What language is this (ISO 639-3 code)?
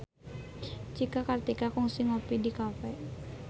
sun